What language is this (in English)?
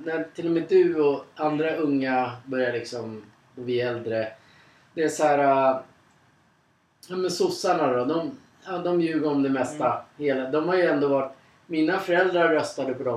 Swedish